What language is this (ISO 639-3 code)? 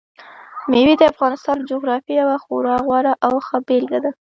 pus